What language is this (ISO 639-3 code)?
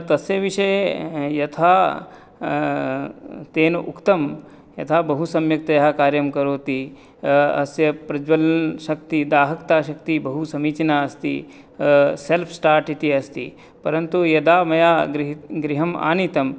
san